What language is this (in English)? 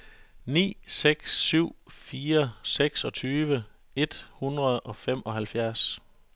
Danish